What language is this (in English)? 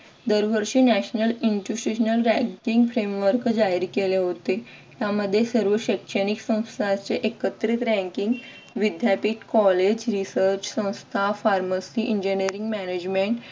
Marathi